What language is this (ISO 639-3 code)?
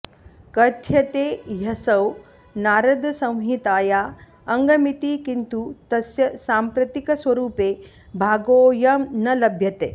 san